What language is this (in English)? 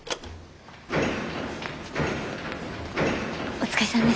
Japanese